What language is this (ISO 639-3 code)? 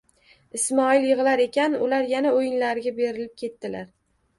uzb